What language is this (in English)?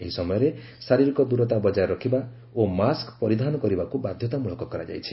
Odia